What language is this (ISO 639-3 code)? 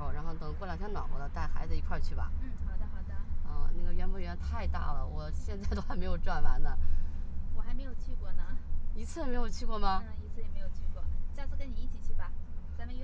zho